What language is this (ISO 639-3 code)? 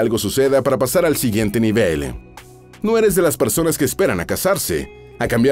spa